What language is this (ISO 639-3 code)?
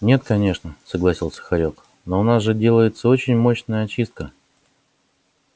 rus